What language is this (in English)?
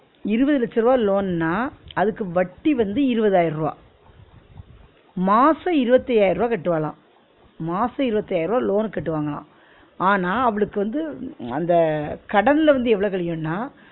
Tamil